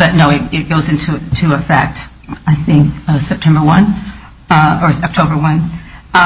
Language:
English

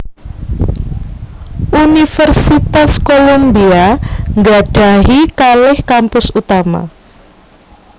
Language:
Javanese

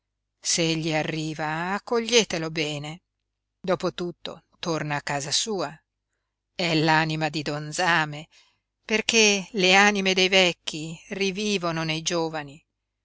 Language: Italian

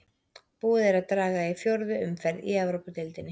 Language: Icelandic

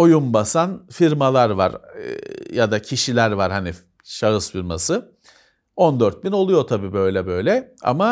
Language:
Turkish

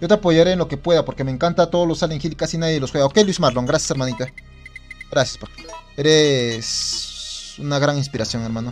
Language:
Spanish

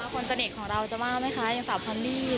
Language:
Thai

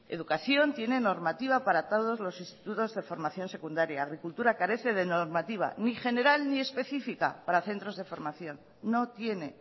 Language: Spanish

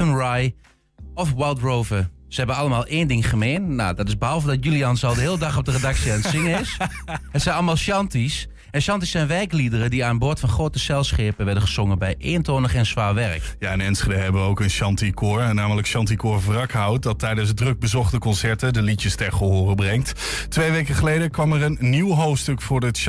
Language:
Dutch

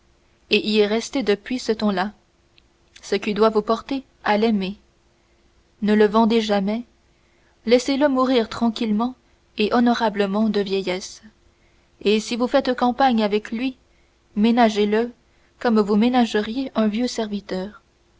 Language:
French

